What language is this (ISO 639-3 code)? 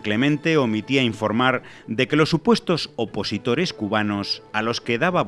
spa